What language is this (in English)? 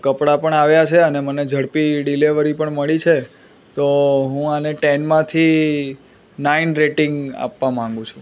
Gujarati